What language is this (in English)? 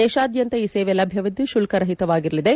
Kannada